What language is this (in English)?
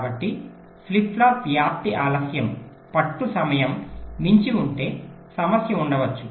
Telugu